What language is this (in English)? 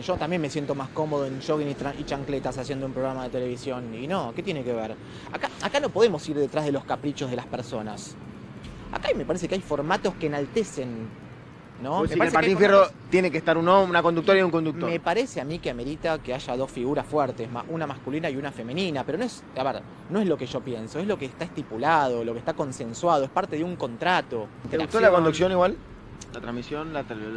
Spanish